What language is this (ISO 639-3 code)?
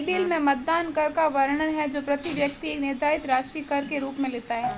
hin